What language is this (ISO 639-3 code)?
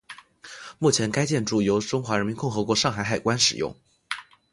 zho